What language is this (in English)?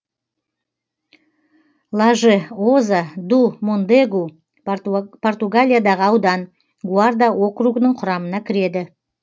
Kazakh